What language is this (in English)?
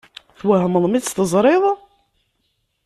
Kabyle